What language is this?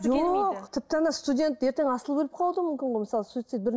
Kazakh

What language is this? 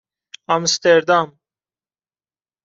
Persian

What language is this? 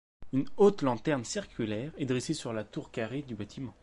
French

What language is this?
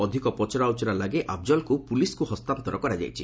Odia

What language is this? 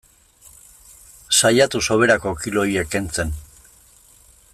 Basque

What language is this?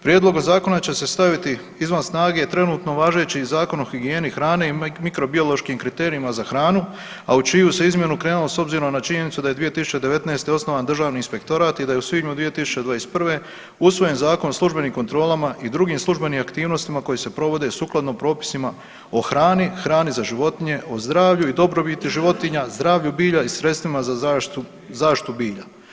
Croatian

